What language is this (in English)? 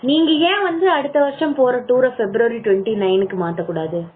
Tamil